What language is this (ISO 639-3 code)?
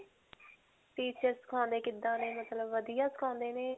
pan